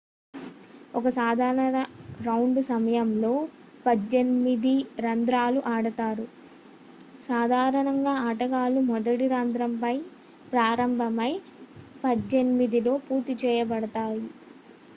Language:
Telugu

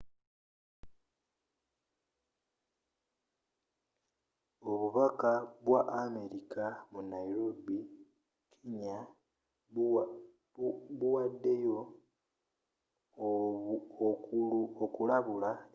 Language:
Ganda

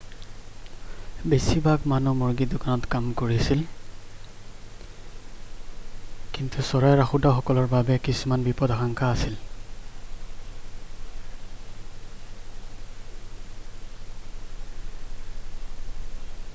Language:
Assamese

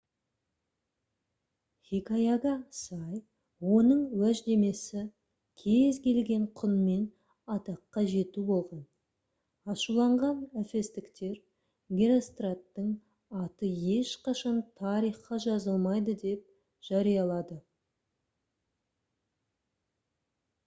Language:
Kazakh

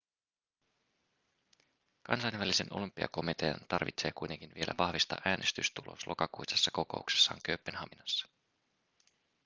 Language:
Finnish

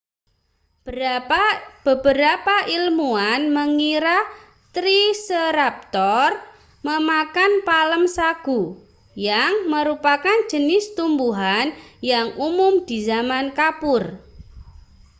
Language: Indonesian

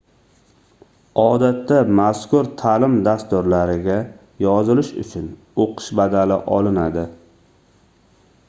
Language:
Uzbek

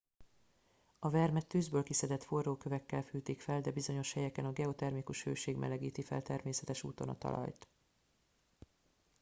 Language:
Hungarian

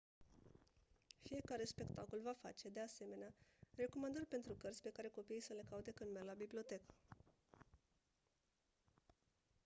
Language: Romanian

